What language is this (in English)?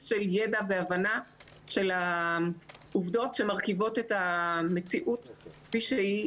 Hebrew